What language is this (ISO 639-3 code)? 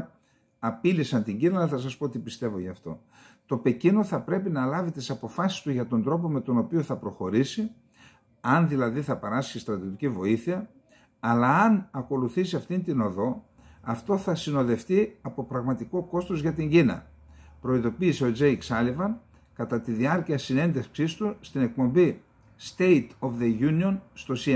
ell